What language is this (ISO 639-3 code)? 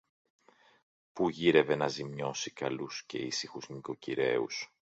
ell